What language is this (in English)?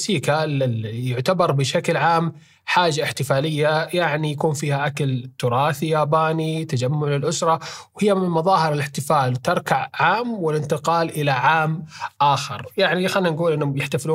Arabic